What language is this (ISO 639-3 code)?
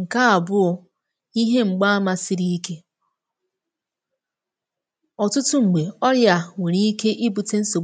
ibo